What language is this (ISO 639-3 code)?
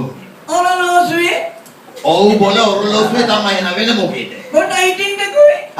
ind